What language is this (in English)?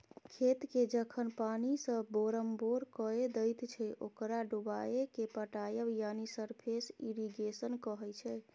Maithili